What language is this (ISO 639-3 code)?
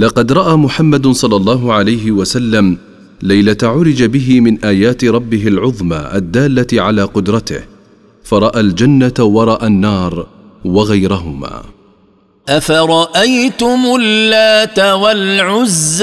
ara